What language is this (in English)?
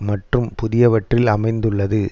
Tamil